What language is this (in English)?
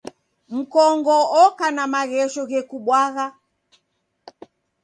Taita